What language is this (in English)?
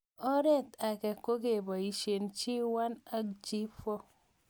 Kalenjin